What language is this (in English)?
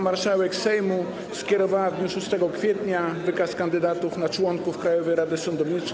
Polish